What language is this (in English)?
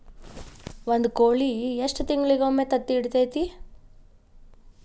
Kannada